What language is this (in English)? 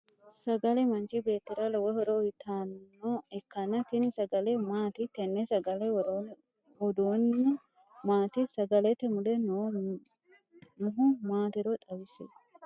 Sidamo